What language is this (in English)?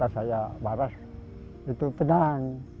Indonesian